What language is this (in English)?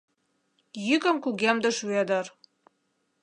Mari